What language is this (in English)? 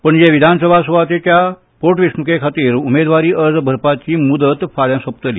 Konkani